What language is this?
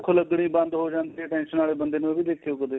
Punjabi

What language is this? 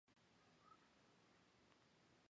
Chinese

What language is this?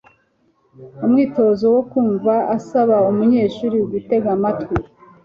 Kinyarwanda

